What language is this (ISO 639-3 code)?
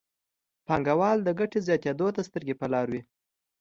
pus